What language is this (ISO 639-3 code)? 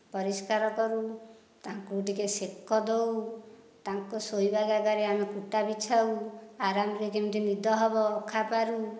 ori